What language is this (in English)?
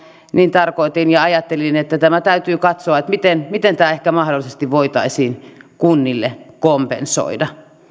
Finnish